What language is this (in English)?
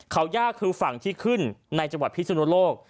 Thai